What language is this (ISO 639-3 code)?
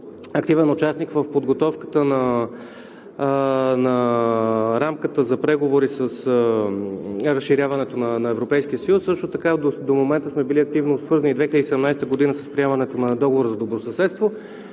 bul